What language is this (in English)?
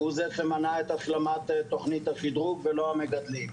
Hebrew